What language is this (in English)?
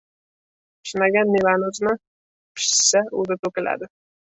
Uzbek